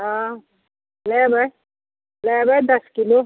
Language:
Maithili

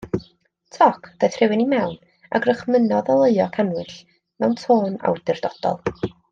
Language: Welsh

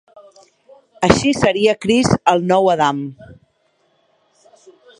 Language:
Catalan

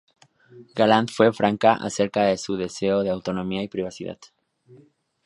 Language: Spanish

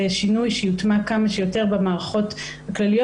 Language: Hebrew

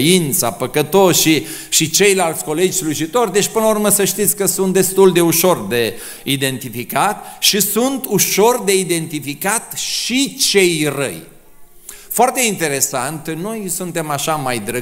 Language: Romanian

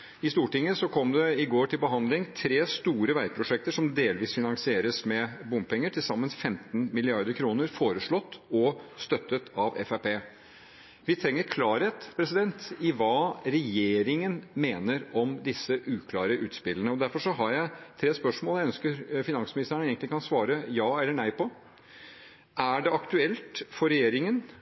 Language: Norwegian Bokmål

